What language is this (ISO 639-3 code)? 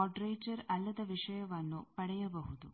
kan